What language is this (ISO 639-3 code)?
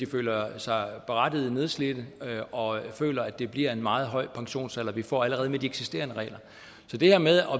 dan